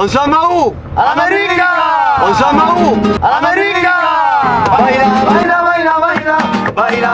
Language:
Spanish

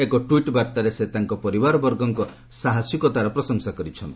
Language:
Odia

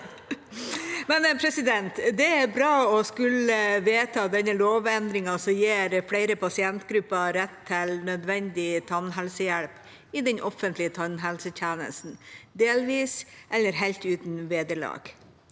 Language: Norwegian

